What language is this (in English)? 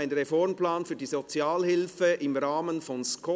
Swiss German